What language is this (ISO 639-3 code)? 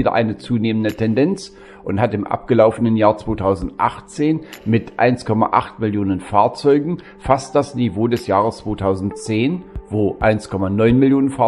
deu